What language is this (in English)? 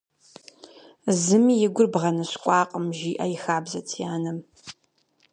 Kabardian